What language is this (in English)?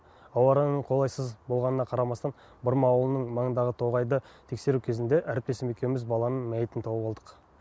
Kazakh